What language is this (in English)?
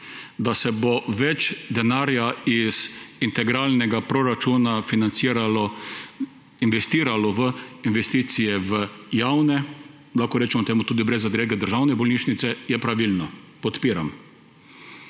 Slovenian